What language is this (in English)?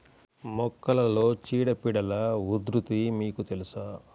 Telugu